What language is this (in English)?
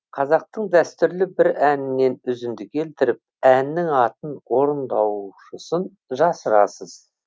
Kazakh